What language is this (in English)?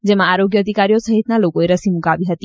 Gujarati